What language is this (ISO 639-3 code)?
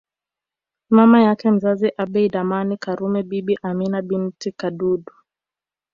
swa